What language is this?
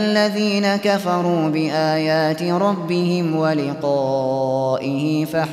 Arabic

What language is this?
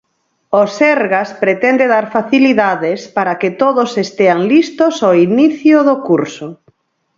Galician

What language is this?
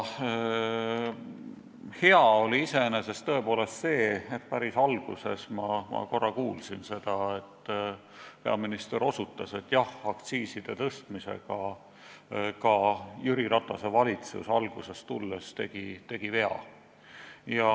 Estonian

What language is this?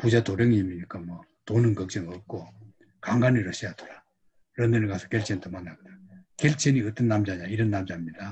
Korean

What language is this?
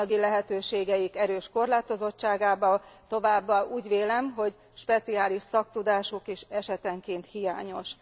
Hungarian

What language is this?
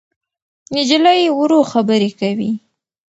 Pashto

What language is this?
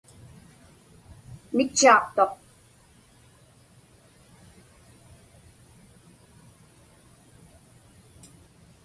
Inupiaq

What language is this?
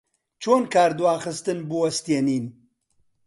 Central Kurdish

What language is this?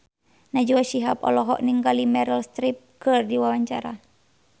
Sundanese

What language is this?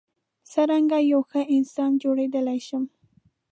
Pashto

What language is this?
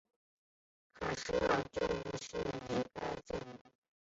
Chinese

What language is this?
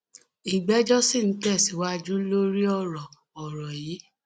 Yoruba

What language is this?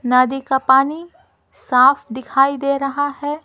Hindi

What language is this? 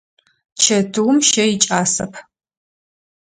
Adyghe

